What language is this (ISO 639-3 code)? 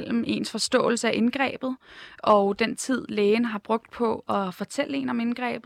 dan